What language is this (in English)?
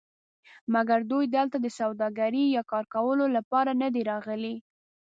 Pashto